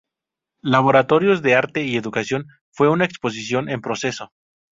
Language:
Spanish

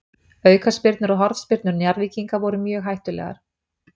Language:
Icelandic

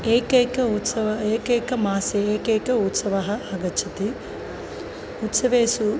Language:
Sanskrit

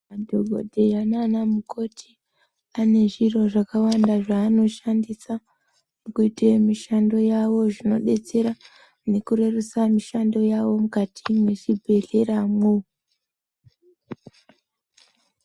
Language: Ndau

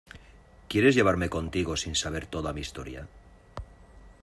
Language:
Spanish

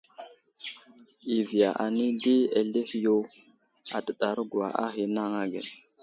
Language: Wuzlam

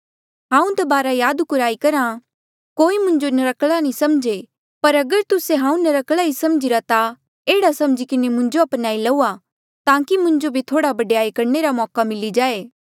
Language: Mandeali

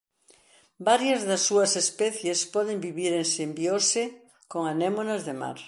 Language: Galician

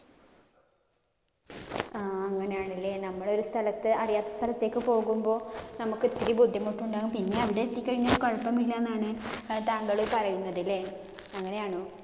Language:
Malayalam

